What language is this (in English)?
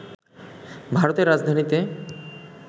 Bangla